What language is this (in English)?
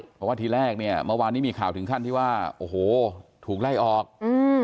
Thai